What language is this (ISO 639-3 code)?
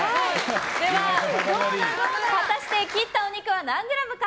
jpn